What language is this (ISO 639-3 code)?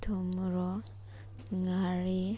mni